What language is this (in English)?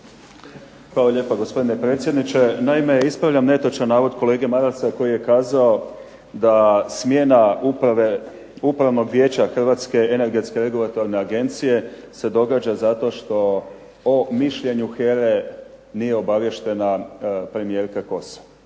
Croatian